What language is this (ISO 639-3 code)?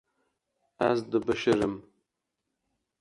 kur